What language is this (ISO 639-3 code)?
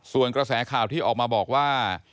tha